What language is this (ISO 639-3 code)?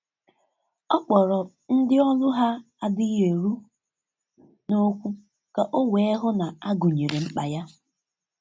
ibo